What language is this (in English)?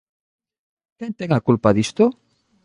Galician